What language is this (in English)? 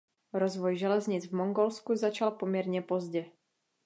Czech